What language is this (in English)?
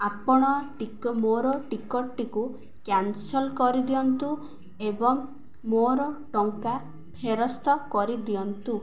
Odia